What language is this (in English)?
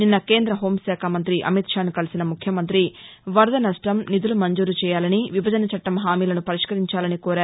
Telugu